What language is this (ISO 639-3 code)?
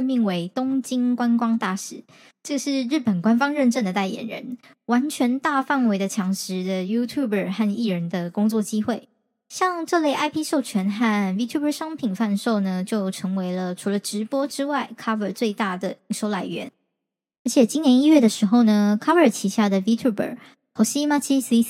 zho